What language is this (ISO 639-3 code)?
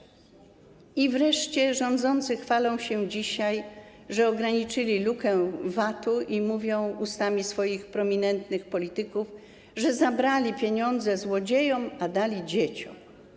pol